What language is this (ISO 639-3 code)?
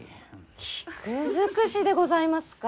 jpn